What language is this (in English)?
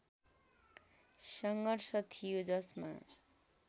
Nepali